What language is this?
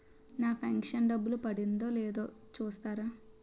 Telugu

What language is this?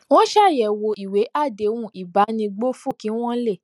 Yoruba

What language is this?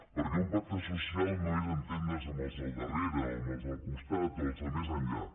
Catalan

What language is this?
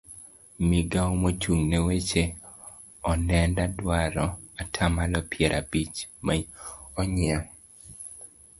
Luo (Kenya and Tanzania)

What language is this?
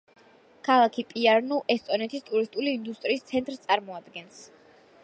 Georgian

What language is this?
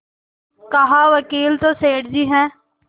Hindi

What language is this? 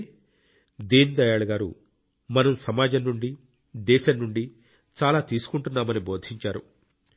Telugu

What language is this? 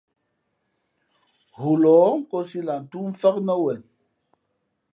Fe'fe'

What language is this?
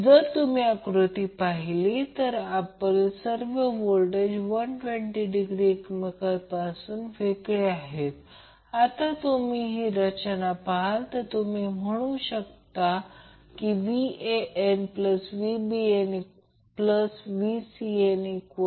Marathi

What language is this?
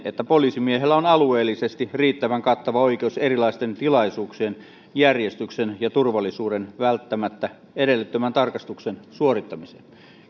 Finnish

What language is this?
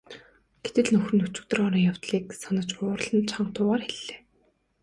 Mongolian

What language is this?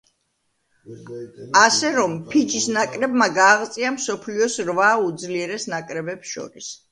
Georgian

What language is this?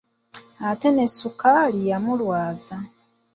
Ganda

